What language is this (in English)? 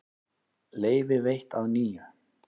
Icelandic